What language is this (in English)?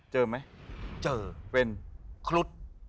Thai